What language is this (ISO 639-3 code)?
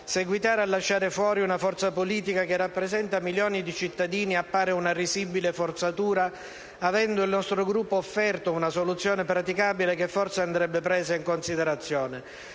ita